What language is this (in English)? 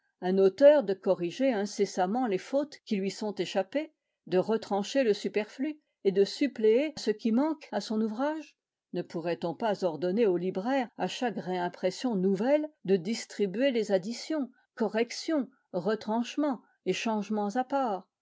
French